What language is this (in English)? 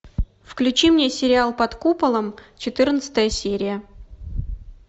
Russian